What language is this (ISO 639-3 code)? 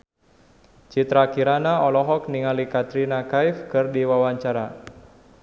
sun